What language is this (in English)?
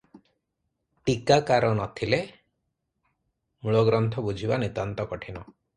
Odia